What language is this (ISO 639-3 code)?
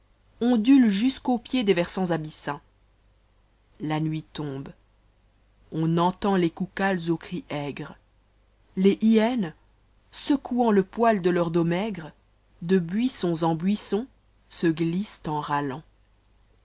fra